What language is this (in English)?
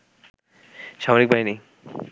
Bangla